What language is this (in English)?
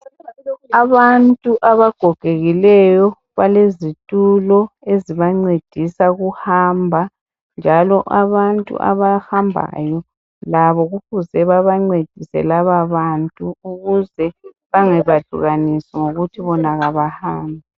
North Ndebele